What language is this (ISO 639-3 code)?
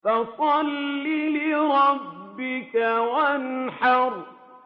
ara